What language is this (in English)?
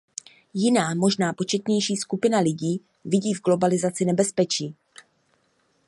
Czech